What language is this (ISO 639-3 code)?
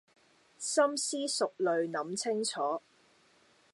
yue